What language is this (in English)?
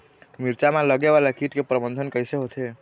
Chhattisgarhi